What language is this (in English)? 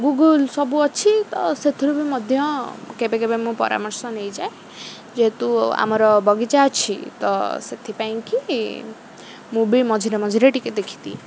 Odia